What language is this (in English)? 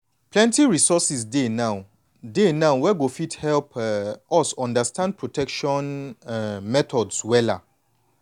Nigerian Pidgin